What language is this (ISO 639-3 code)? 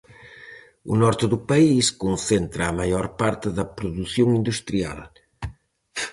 glg